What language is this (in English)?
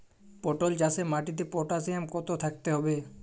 Bangla